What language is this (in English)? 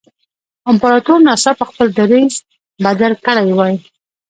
Pashto